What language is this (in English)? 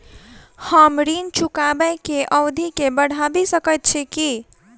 Maithili